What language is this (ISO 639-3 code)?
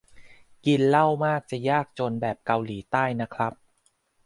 tha